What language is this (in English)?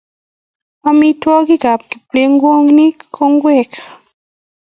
Kalenjin